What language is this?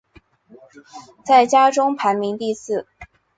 Chinese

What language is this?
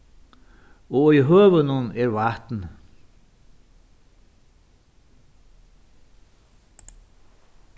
Faroese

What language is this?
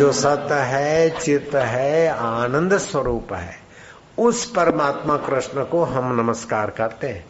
Hindi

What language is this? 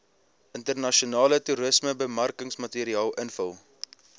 Afrikaans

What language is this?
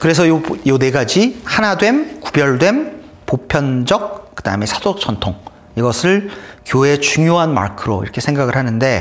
Korean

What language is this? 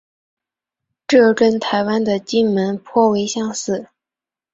Chinese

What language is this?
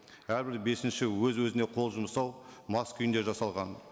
Kazakh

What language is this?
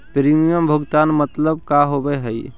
Magahi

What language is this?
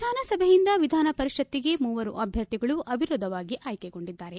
Kannada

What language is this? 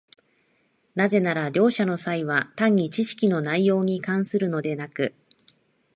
Japanese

